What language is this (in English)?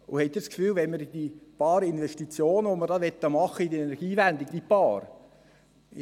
Swiss German